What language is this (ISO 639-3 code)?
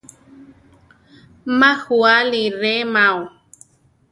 tar